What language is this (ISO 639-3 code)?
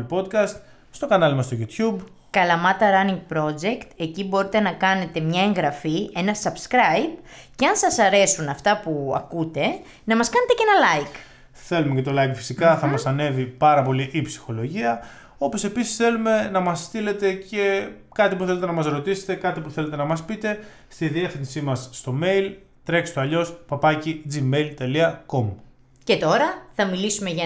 ell